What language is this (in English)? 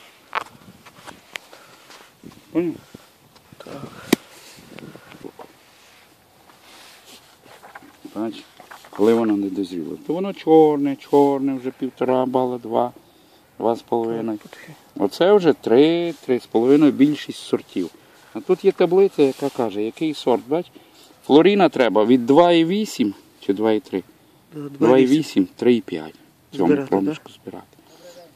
Russian